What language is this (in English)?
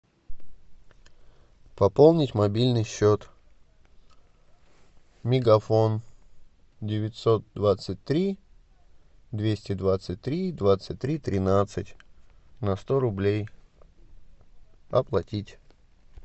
Russian